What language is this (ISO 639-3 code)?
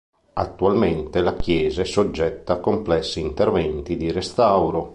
ita